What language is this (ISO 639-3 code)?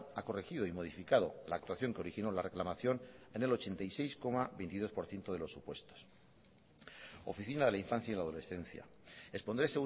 spa